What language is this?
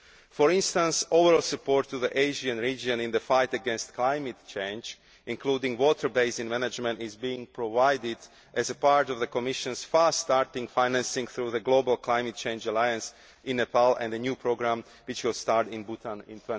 English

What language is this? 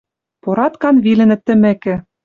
Western Mari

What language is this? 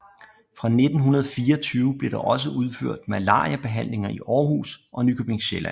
Danish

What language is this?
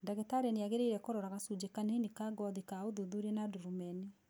Kikuyu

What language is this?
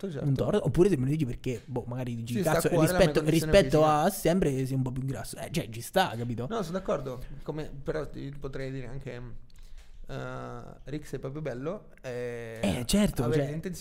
Italian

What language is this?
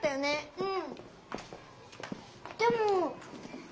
Japanese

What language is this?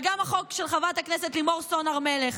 Hebrew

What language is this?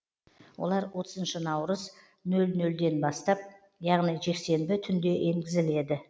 Kazakh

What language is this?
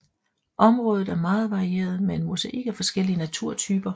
Danish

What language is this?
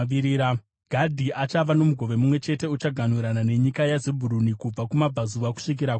Shona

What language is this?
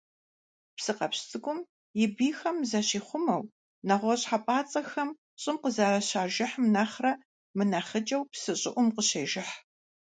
Kabardian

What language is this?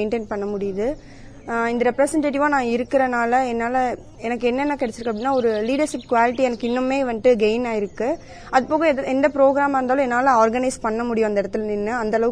Tamil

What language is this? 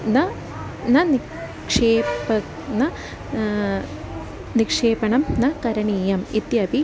Sanskrit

